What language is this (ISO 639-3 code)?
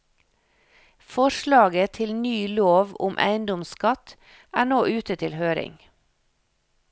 nor